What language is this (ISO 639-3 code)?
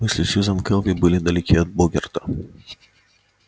rus